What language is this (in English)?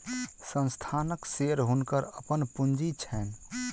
Maithili